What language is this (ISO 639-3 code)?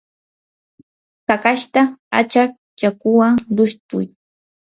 qur